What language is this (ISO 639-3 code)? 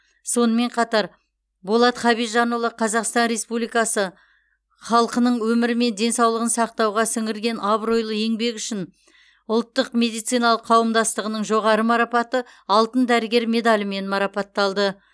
kaz